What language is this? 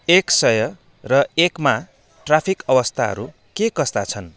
Nepali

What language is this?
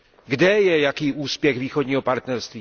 Czech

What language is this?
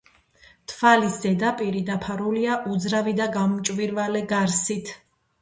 Georgian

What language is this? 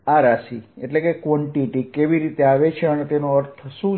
Gujarati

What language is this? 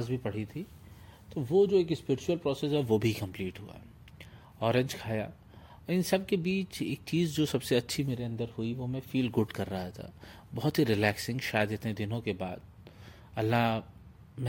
Hindi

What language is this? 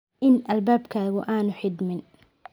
Somali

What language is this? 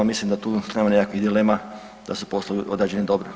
Croatian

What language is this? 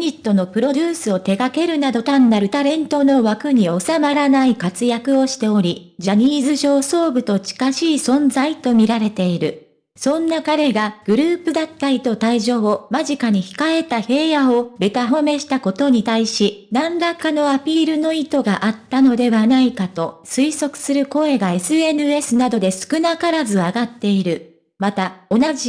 Japanese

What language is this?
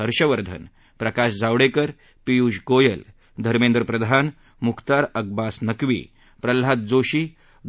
Marathi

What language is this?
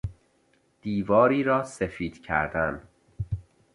Persian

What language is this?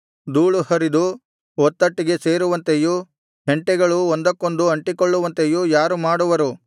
Kannada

